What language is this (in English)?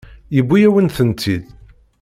Kabyle